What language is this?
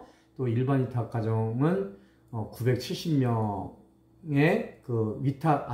Korean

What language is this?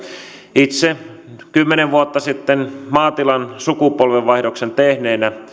Finnish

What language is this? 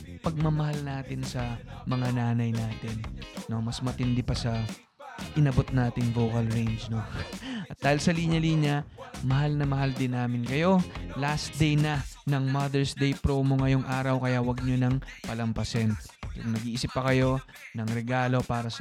Filipino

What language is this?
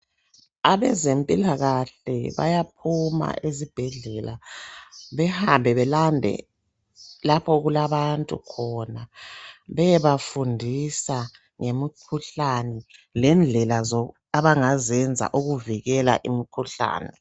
North Ndebele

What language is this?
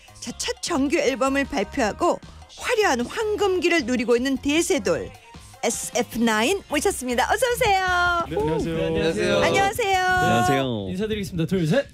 Korean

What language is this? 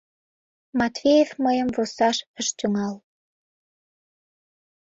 Mari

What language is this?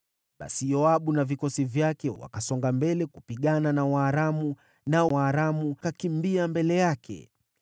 Swahili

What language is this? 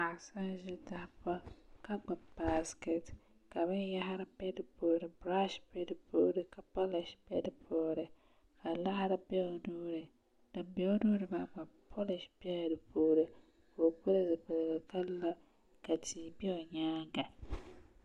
Dagbani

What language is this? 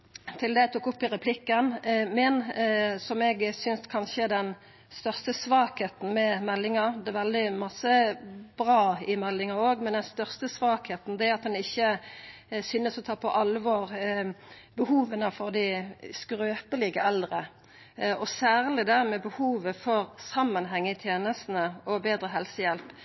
Norwegian Nynorsk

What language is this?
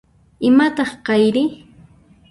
Puno Quechua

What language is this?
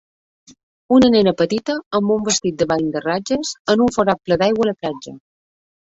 Catalan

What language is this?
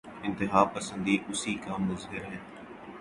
Urdu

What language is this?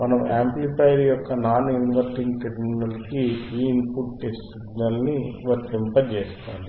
Telugu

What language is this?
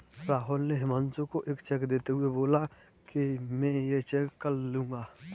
Hindi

